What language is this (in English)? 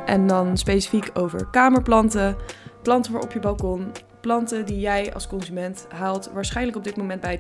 Dutch